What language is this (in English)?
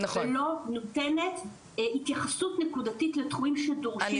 Hebrew